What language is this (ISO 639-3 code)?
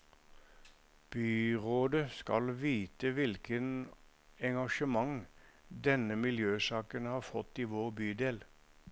nor